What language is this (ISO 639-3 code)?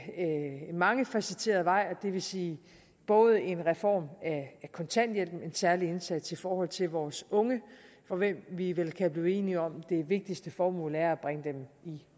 dan